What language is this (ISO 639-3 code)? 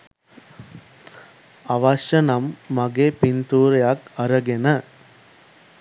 sin